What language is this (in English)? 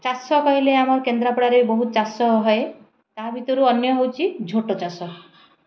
Odia